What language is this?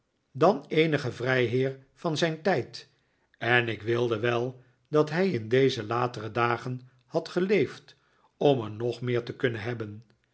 Dutch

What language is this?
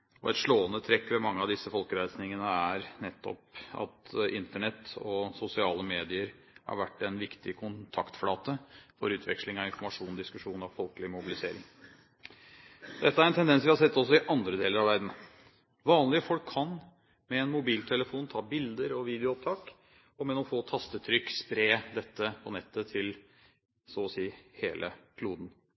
Norwegian Bokmål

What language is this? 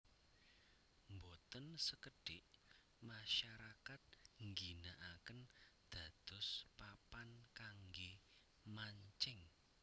Javanese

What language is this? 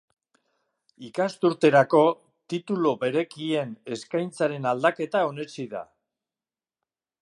Basque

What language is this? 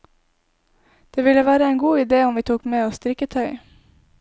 Norwegian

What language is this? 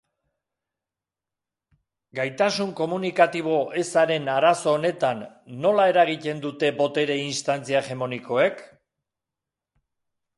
Basque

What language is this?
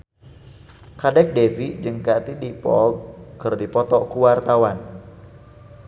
Sundanese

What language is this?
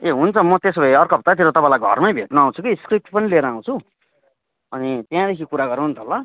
Nepali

